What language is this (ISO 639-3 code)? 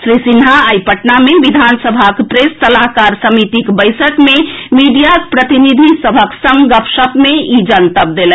mai